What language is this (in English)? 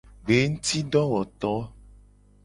Gen